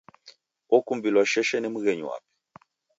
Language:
Taita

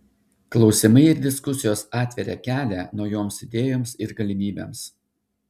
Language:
Lithuanian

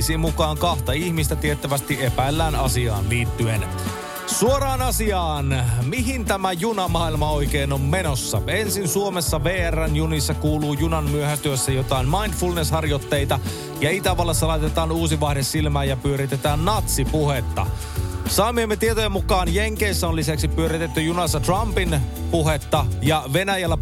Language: Finnish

